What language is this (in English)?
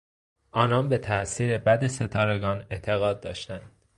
Persian